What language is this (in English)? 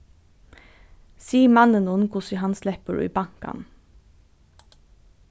Faroese